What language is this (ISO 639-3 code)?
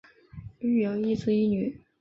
zho